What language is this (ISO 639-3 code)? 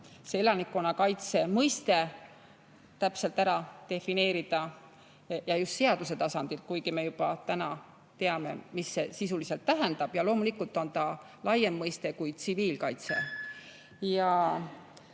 est